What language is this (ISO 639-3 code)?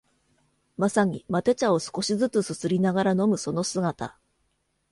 jpn